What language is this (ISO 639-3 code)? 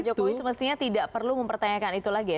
ind